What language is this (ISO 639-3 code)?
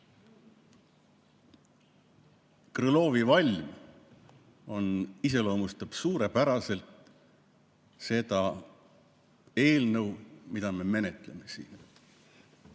est